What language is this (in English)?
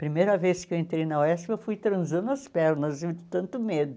Portuguese